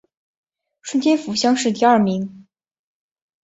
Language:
Chinese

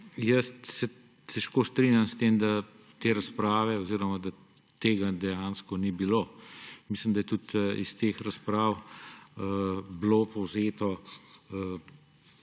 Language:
Slovenian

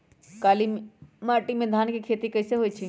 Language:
Magahi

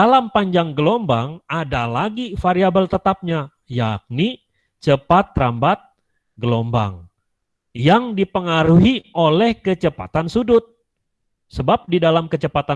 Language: Indonesian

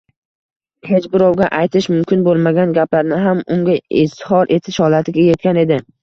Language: Uzbek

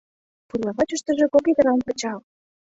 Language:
Mari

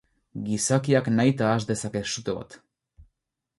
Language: Basque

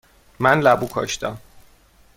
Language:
Persian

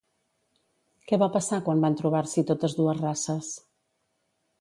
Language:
Catalan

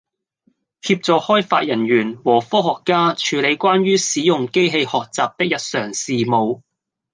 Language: Cantonese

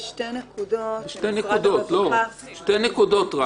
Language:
Hebrew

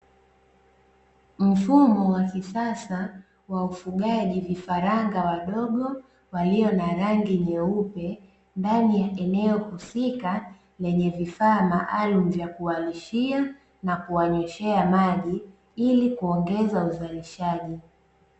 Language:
Swahili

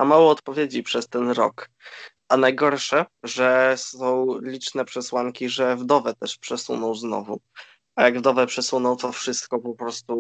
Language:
Polish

